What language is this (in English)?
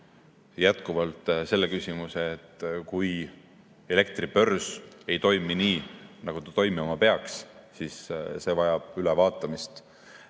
Estonian